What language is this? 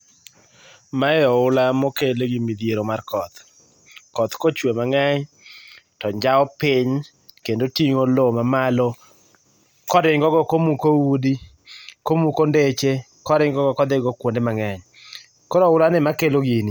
Luo (Kenya and Tanzania)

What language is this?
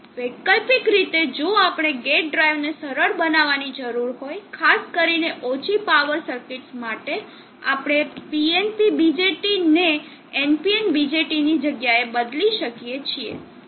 Gujarati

